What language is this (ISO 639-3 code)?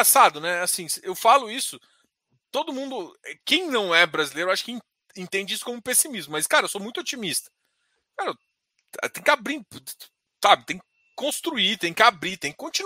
por